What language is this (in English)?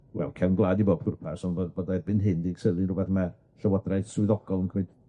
Welsh